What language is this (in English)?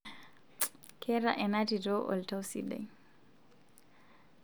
Masai